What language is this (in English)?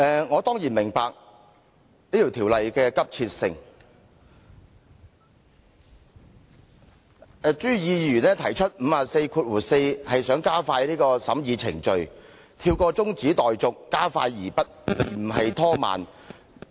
Cantonese